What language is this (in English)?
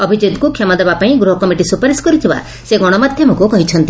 Odia